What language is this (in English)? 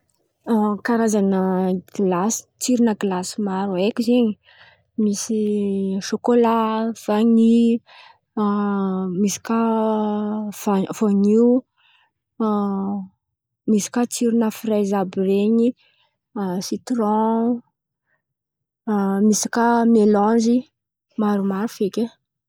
Antankarana Malagasy